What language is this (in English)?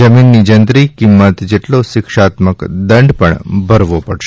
Gujarati